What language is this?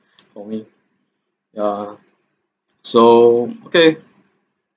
English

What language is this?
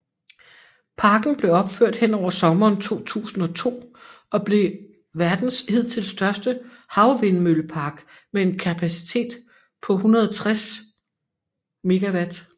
Danish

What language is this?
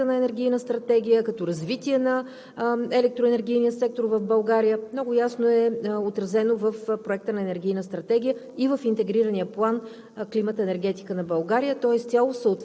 Bulgarian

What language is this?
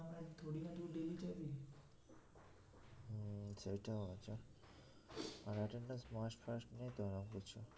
Bangla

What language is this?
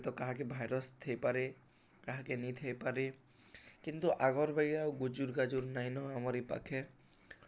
Odia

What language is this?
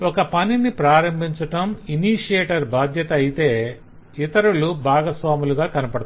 Telugu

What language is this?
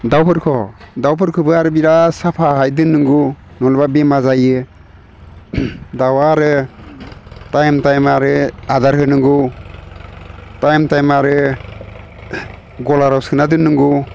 Bodo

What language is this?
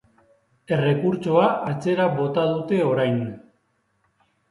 Basque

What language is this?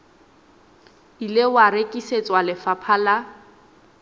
Southern Sotho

